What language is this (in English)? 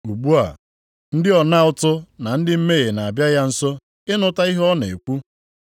Igbo